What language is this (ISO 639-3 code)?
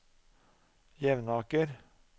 nor